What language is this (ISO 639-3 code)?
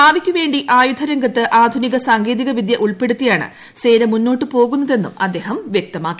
mal